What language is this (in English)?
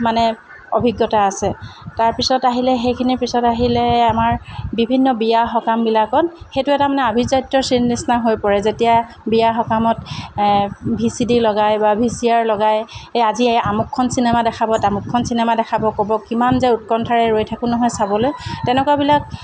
Assamese